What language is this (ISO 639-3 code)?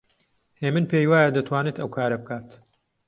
ckb